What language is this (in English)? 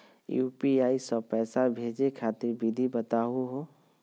Magahi